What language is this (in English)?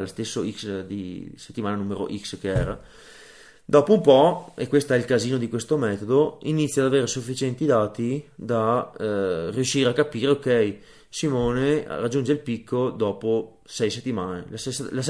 Italian